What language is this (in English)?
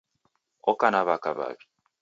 Taita